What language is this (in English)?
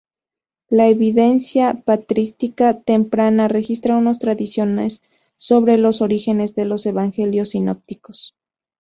Spanish